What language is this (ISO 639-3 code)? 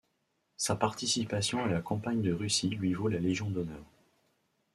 fra